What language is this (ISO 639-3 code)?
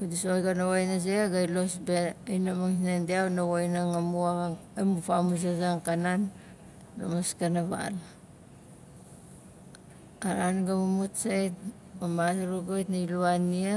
nal